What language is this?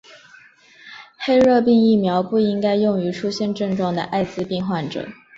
Chinese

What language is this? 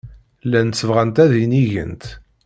Kabyle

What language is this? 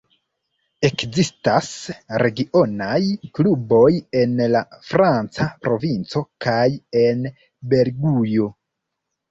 Esperanto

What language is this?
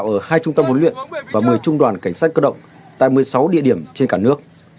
Vietnamese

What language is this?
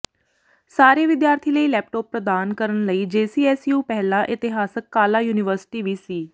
Punjabi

